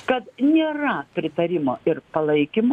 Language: Lithuanian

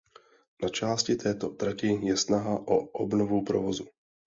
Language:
Czech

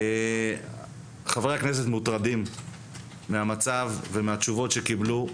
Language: Hebrew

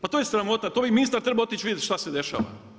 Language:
Croatian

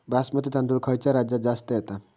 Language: Marathi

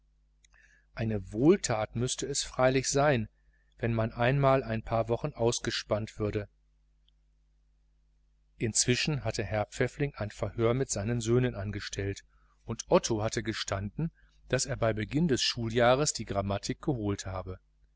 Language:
German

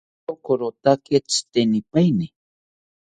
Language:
South Ucayali Ashéninka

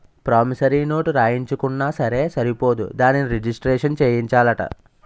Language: Telugu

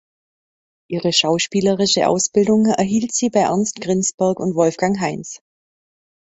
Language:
German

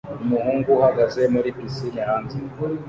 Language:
Kinyarwanda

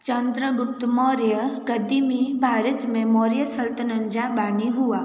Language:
Sindhi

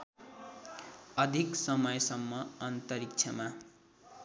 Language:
Nepali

